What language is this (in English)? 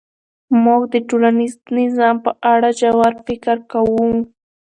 Pashto